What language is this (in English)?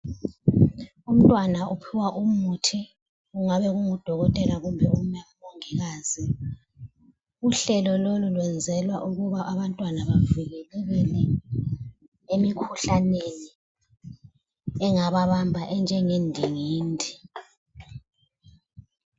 North Ndebele